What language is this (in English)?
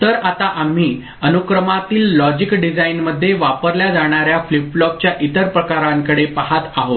Marathi